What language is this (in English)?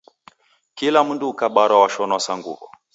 Taita